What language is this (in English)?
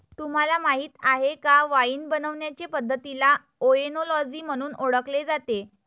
Marathi